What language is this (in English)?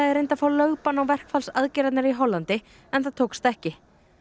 Icelandic